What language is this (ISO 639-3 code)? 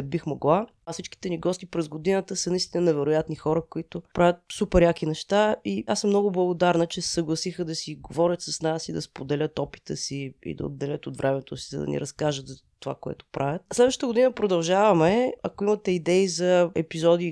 bul